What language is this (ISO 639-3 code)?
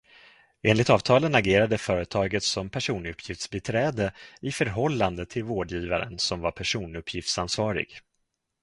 swe